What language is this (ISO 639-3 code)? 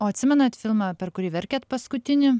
lit